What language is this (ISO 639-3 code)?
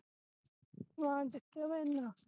pan